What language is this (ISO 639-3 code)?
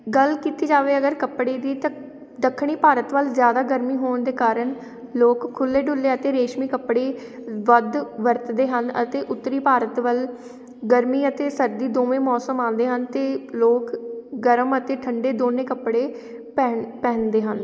pan